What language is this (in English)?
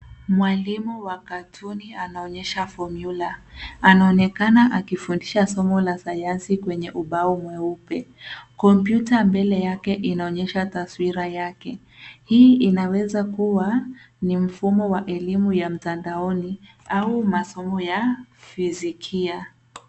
Swahili